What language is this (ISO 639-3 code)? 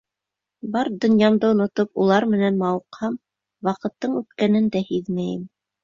bak